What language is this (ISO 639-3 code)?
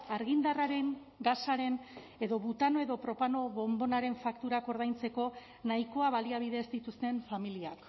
eus